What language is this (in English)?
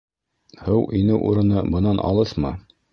Bashkir